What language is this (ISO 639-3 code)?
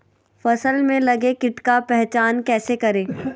mag